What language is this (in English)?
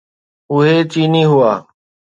Sindhi